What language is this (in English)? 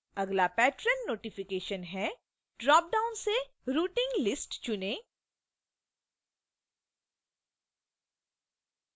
Hindi